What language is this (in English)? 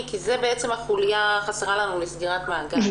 Hebrew